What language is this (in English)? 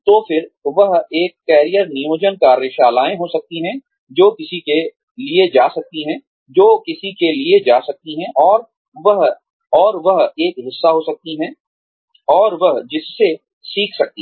Hindi